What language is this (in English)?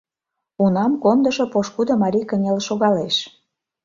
Mari